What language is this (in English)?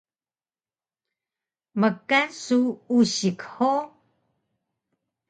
Taroko